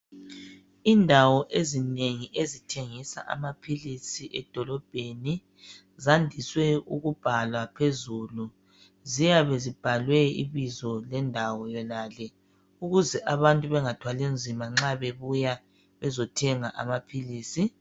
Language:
North Ndebele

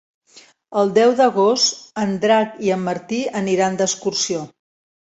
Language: Catalan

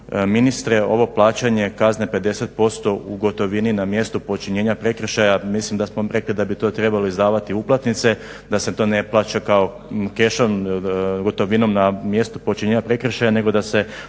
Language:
Croatian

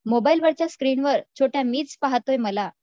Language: Marathi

